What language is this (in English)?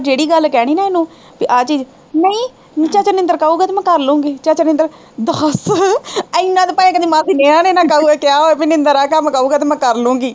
Punjabi